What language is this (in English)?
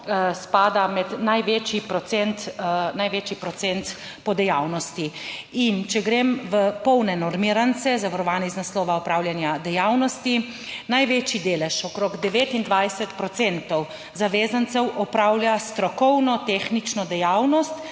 Slovenian